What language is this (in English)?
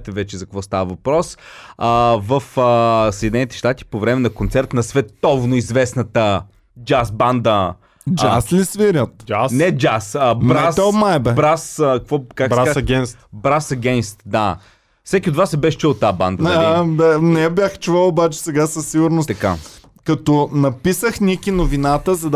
Bulgarian